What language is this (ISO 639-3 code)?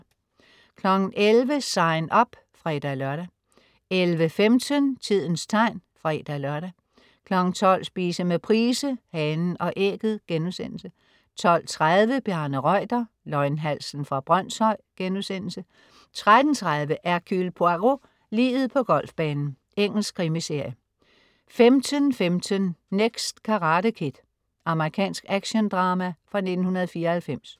dan